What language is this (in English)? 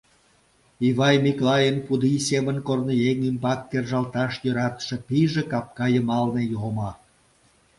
Mari